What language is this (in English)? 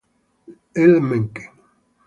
Italian